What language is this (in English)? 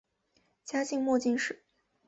Chinese